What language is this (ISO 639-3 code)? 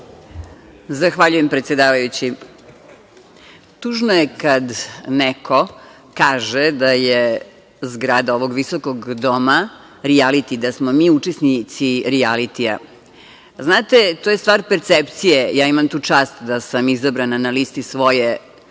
srp